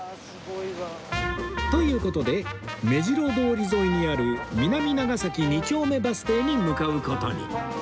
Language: Japanese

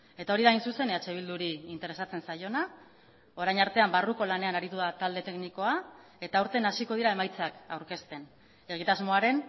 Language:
Basque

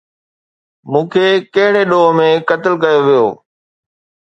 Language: Sindhi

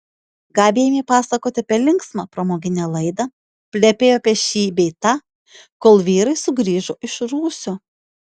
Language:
Lithuanian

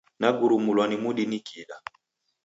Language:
Taita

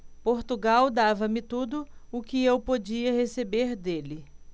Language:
Portuguese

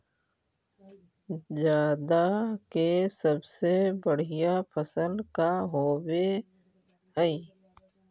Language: Magahi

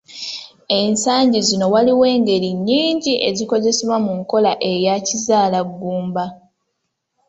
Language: Ganda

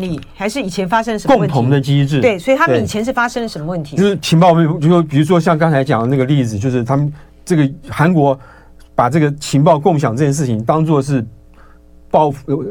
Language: Chinese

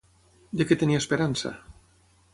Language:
Catalan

